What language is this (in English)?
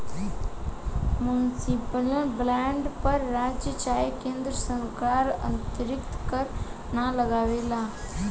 Bhojpuri